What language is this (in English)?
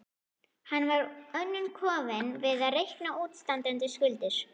Icelandic